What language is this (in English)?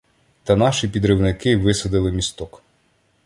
Ukrainian